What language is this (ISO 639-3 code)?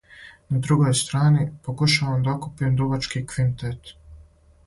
srp